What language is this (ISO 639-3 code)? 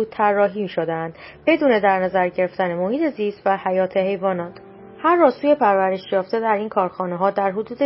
fas